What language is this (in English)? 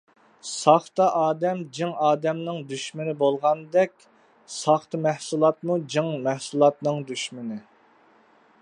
Uyghur